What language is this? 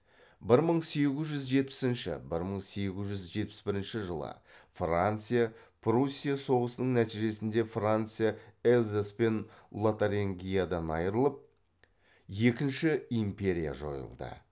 Kazakh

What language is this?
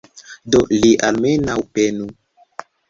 Esperanto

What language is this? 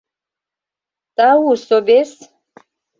Mari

